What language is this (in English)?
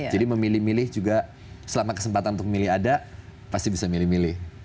Indonesian